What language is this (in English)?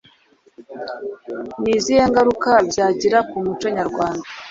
Kinyarwanda